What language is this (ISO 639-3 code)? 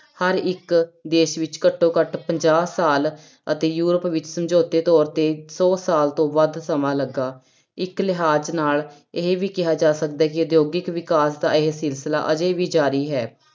pan